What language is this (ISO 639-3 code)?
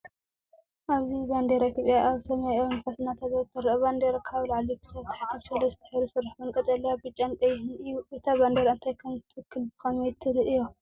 tir